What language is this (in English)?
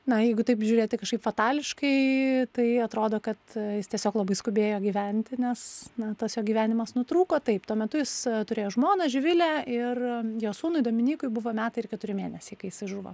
Lithuanian